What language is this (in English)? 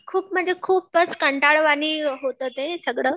Marathi